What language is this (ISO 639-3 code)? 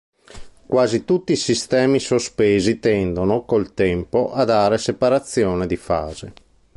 ita